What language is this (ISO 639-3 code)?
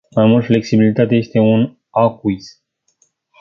ron